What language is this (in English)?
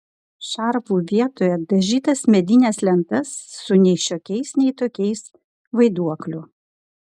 Lithuanian